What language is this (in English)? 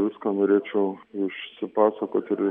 Lithuanian